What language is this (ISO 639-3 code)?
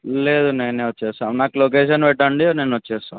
tel